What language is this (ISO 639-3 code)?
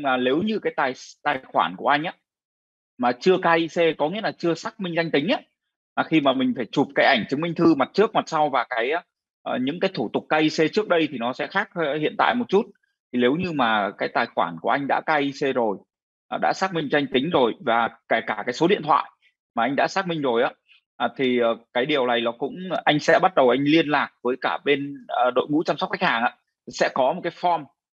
vie